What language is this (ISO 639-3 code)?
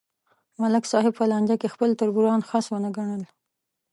pus